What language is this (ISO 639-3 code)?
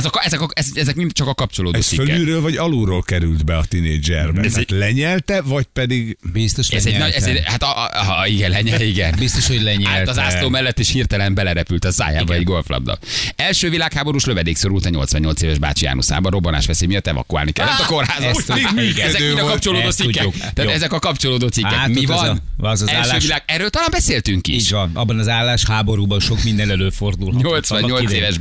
hun